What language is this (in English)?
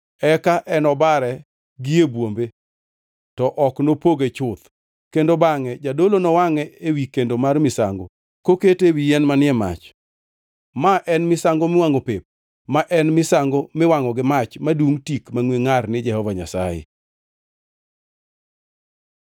Luo (Kenya and Tanzania)